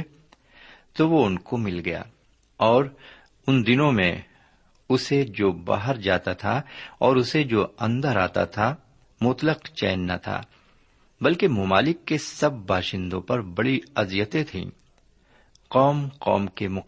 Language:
Urdu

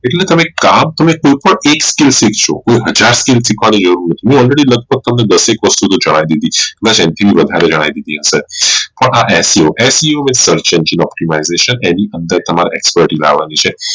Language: Gujarati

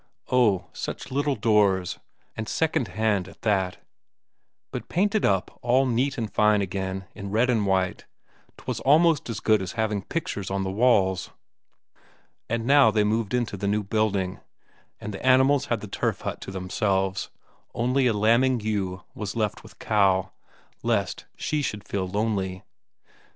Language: English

